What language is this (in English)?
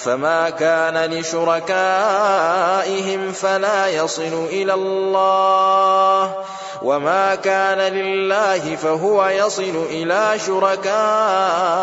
Arabic